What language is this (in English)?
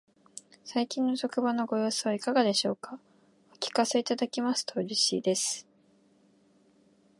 Japanese